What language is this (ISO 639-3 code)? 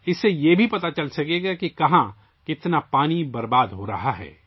urd